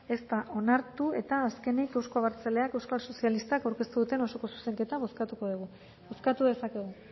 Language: Basque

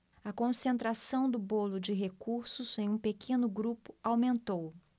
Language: Portuguese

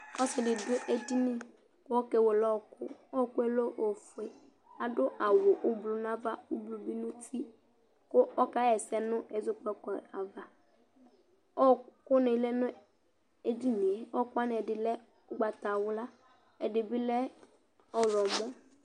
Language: Ikposo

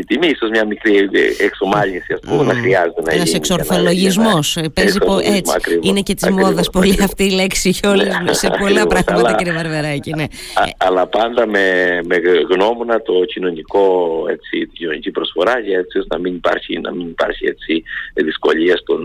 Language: Greek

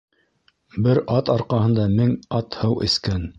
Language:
Bashkir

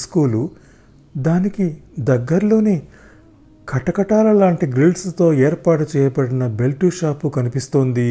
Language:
Telugu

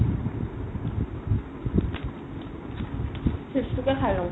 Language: Assamese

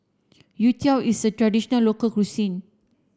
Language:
English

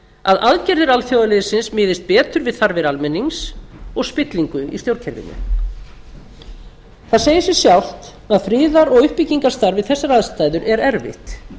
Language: Icelandic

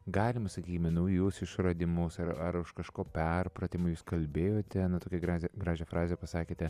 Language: Lithuanian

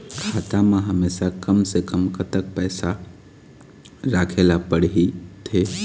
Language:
Chhattisgarhi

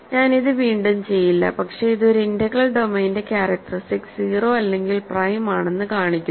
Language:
Malayalam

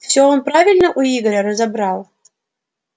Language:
Russian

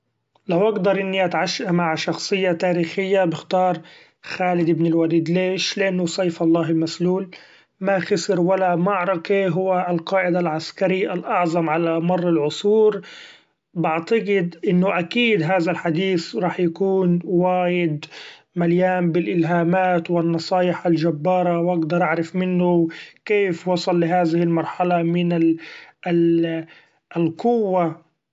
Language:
Gulf Arabic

